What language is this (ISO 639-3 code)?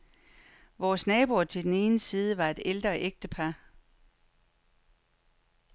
dan